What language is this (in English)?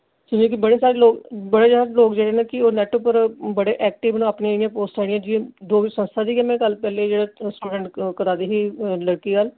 Dogri